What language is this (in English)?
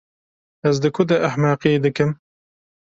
Kurdish